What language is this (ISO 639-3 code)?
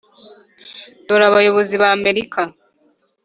kin